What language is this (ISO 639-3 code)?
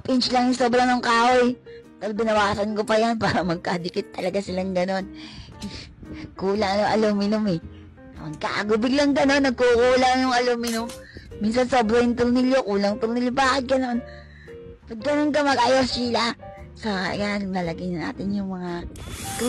fil